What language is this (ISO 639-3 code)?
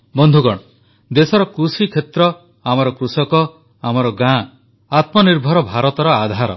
ori